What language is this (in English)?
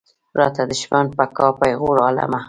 Pashto